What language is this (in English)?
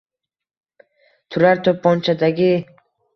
Uzbek